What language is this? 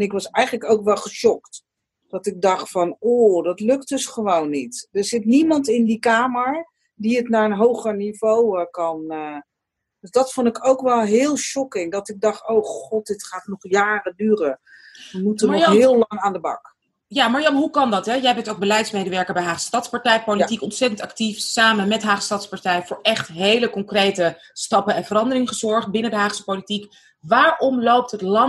Dutch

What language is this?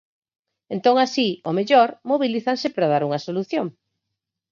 Galician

